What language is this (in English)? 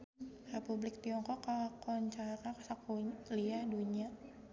Sundanese